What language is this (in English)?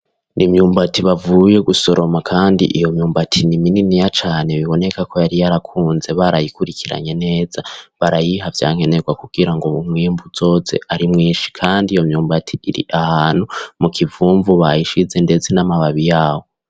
Rundi